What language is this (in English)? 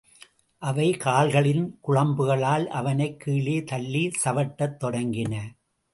Tamil